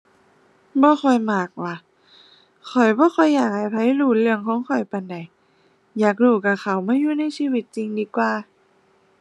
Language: Thai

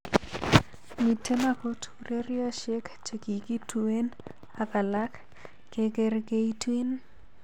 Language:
Kalenjin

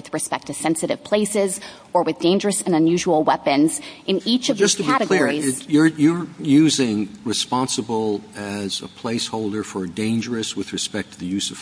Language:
English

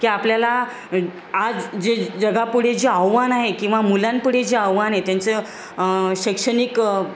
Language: Marathi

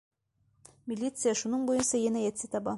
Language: Bashkir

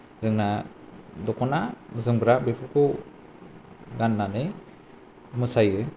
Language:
Bodo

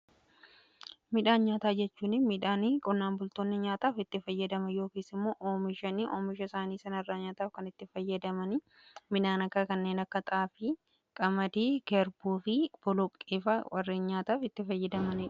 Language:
Oromo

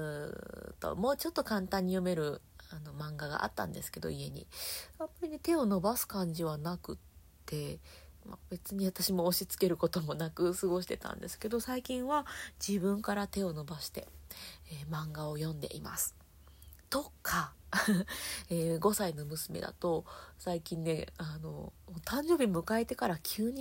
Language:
Japanese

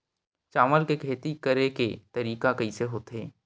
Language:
Chhattisgarhi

